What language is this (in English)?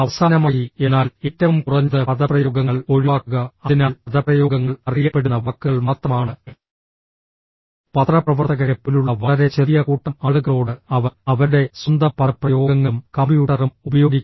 Malayalam